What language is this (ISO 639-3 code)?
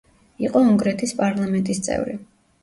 kat